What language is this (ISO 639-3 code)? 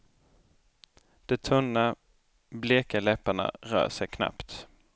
swe